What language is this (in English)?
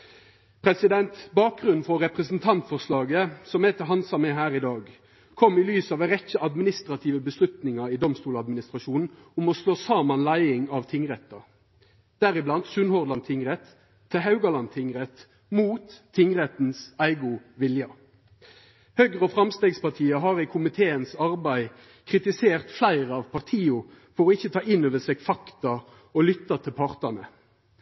Norwegian Nynorsk